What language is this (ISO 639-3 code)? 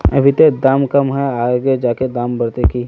mag